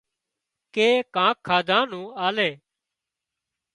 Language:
Wadiyara Koli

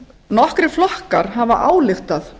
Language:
Icelandic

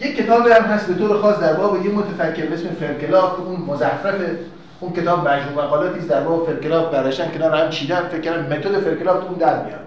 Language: Persian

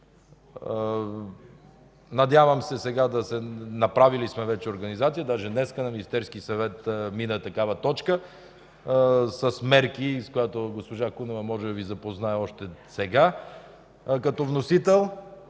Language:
Bulgarian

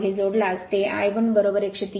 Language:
Marathi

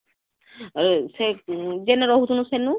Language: Odia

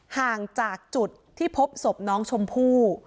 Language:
Thai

